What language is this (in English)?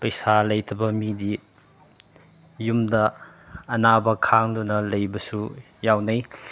Manipuri